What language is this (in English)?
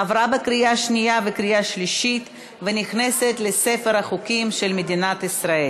Hebrew